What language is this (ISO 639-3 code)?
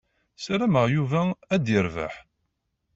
kab